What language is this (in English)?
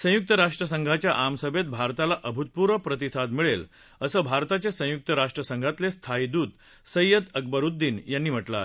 Marathi